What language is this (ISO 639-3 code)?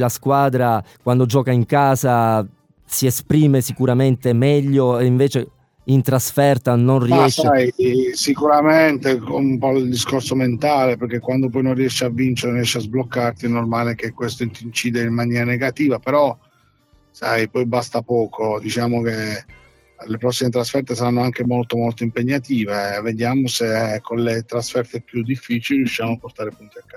ita